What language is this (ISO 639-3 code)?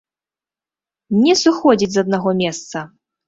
bel